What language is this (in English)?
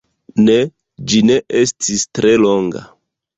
Esperanto